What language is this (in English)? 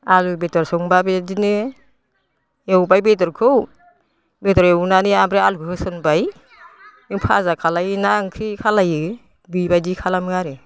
Bodo